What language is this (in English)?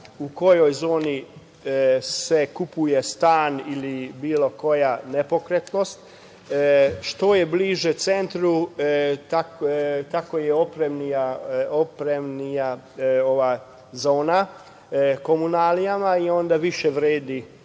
Serbian